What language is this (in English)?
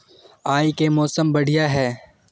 Magahi